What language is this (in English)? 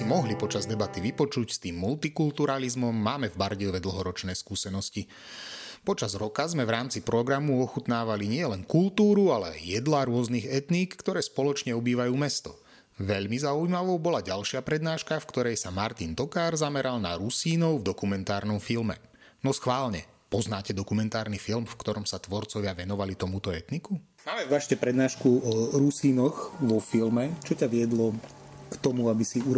Slovak